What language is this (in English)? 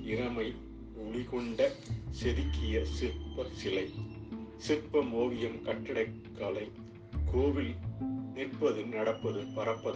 Tamil